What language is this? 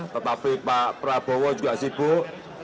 Indonesian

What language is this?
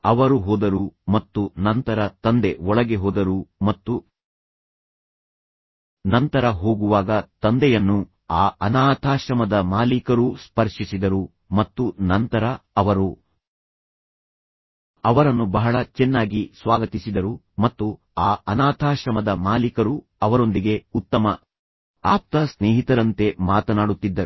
Kannada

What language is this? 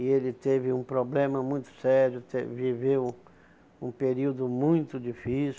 Portuguese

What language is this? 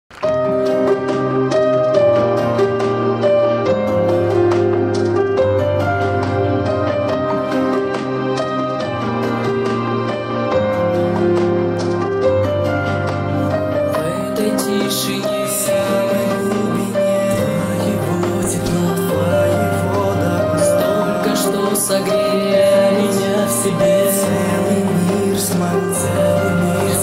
Ukrainian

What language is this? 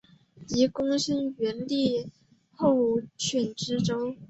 Chinese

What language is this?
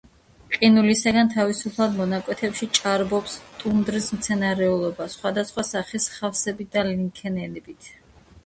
Georgian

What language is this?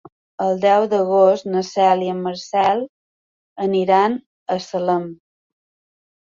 Catalan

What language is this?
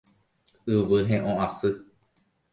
Guarani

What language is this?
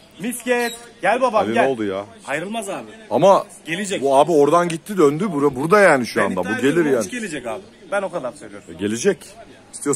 Turkish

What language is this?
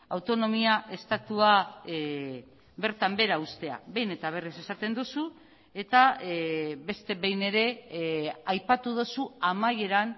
Basque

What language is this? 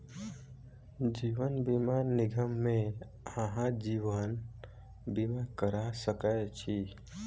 Maithili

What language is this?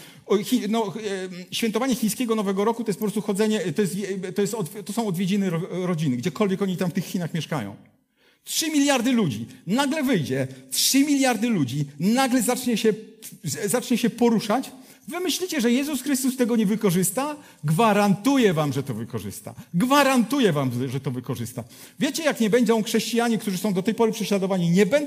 Polish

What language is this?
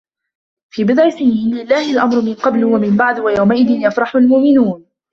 Arabic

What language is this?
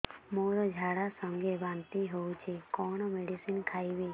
Odia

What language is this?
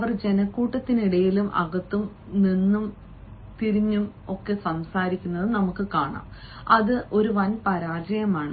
Malayalam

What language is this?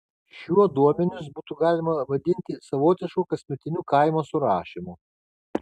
Lithuanian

